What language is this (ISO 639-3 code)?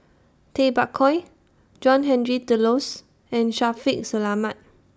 eng